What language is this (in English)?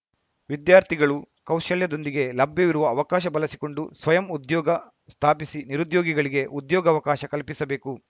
Kannada